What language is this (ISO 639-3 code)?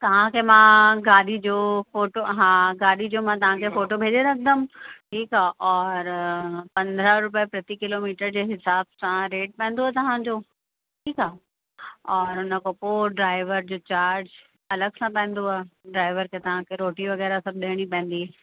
snd